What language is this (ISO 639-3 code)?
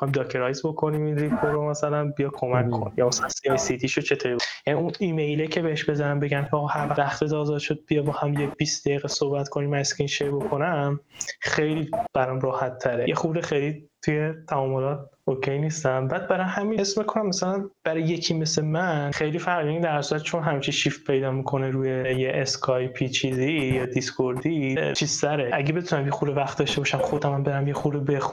fas